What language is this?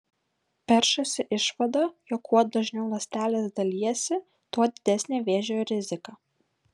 Lithuanian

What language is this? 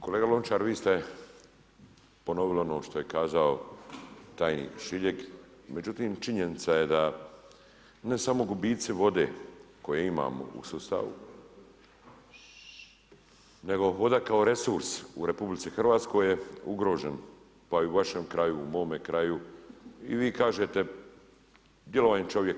Croatian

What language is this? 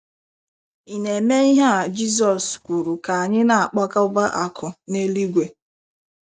Igbo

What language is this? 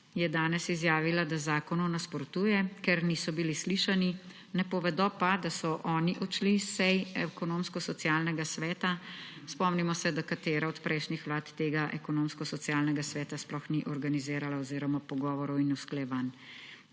Slovenian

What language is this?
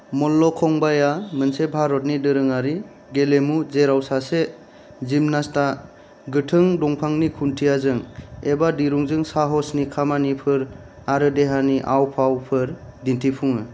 Bodo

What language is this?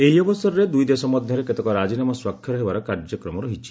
Odia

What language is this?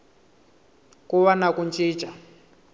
Tsonga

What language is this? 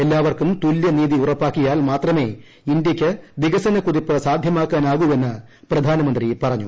Malayalam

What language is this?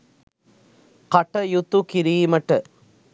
Sinhala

